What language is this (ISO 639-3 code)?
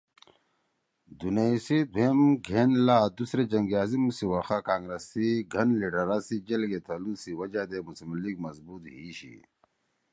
trw